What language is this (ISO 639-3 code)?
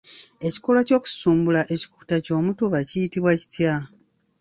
lug